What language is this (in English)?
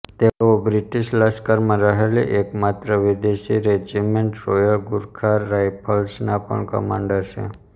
Gujarati